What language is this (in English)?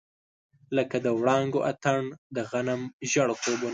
Pashto